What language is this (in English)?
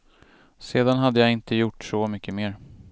Swedish